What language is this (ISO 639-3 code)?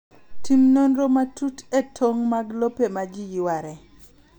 luo